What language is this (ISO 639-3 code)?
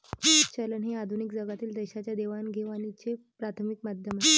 mar